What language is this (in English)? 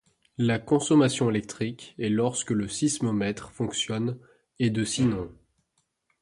French